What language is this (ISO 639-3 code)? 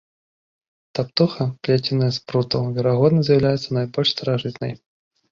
bel